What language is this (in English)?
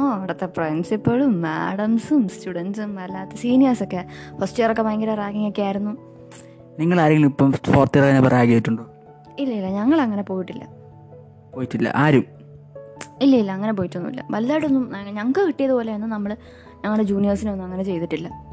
Malayalam